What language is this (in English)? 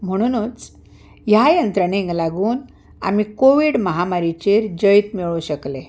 Konkani